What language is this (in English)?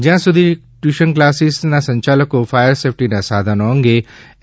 Gujarati